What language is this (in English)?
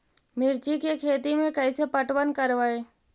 Magahi